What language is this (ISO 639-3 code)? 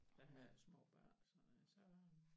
dan